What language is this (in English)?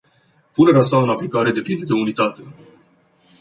Romanian